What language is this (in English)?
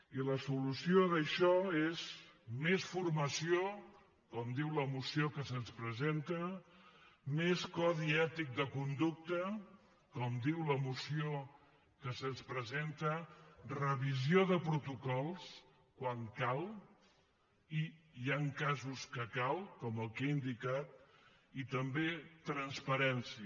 Catalan